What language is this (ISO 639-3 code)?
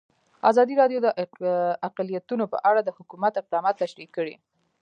pus